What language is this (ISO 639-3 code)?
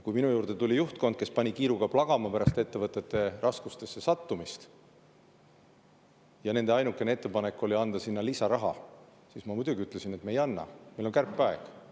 est